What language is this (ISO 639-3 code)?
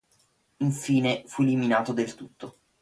ita